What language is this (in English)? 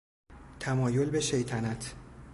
Persian